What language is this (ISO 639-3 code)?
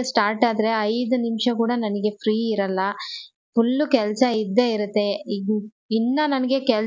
kan